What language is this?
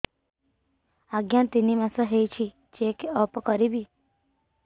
Odia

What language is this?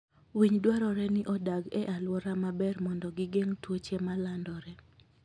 Luo (Kenya and Tanzania)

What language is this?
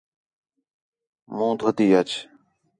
Khetrani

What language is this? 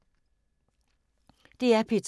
Danish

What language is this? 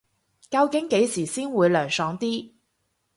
Cantonese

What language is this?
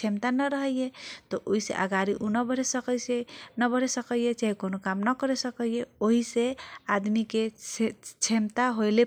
Kochila Tharu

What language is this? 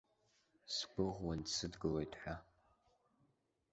Abkhazian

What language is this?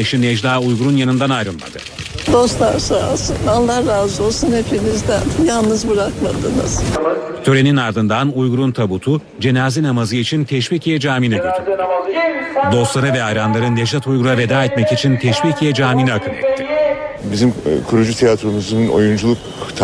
Turkish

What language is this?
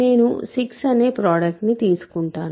Telugu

